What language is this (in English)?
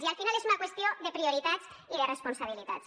Catalan